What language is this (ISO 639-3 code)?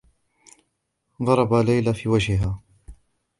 ara